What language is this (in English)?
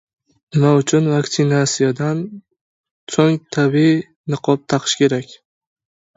Uzbek